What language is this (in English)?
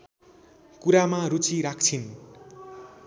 Nepali